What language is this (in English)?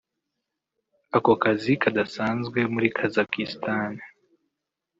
Kinyarwanda